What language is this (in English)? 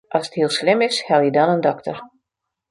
Western Frisian